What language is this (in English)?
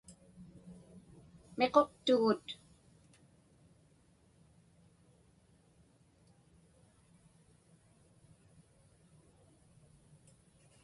Inupiaq